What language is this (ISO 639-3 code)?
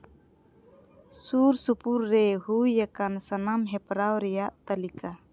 sat